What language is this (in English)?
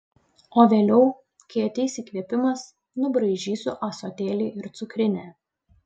Lithuanian